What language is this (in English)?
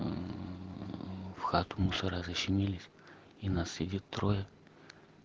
Russian